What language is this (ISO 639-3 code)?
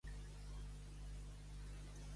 cat